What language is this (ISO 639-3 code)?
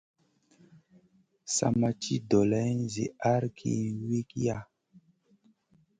mcn